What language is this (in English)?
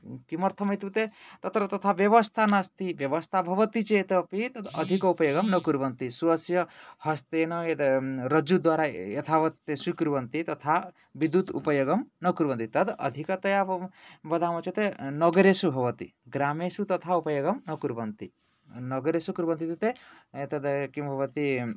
Sanskrit